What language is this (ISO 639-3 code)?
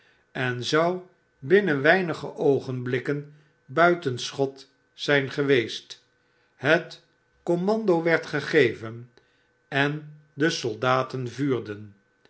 nld